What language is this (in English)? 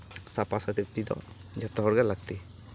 Santali